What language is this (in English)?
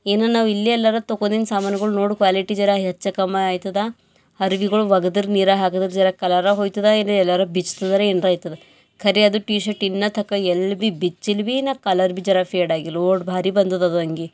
Kannada